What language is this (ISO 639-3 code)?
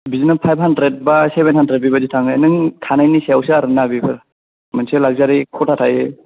brx